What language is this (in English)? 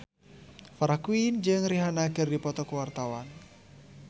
Sundanese